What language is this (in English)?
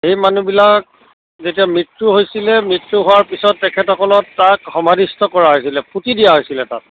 Assamese